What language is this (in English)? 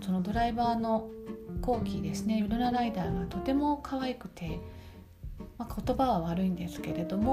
Japanese